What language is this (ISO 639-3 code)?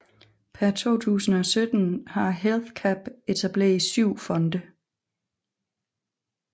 dan